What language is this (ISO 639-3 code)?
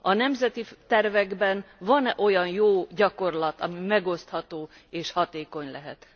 hun